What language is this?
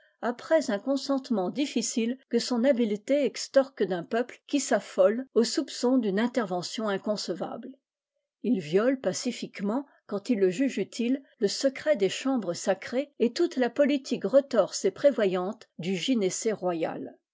French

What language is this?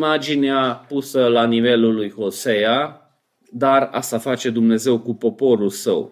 Romanian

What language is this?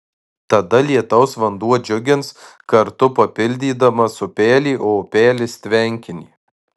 Lithuanian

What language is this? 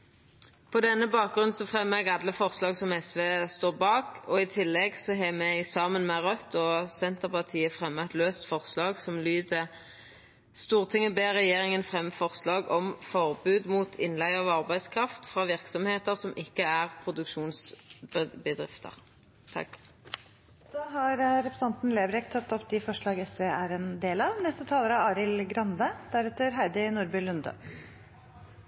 Norwegian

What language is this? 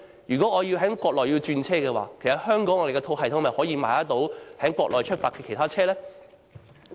Cantonese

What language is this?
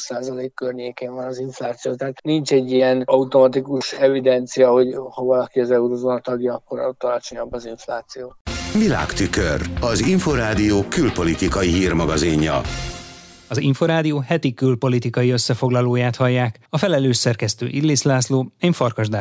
Hungarian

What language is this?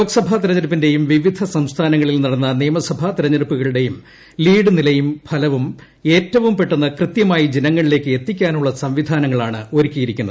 Malayalam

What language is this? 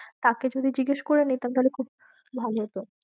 Bangla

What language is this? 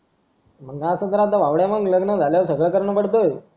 Marathi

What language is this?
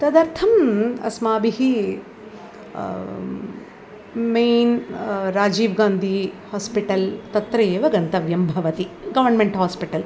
Sanskrit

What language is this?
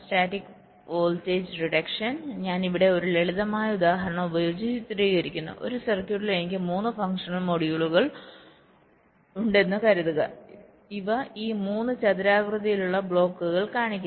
Malayalam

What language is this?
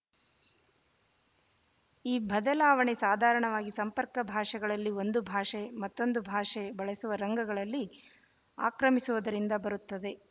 Kannada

